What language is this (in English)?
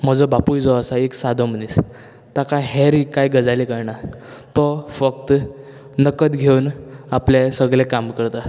Konkani